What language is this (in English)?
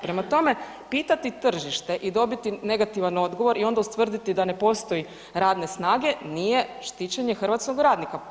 Croatian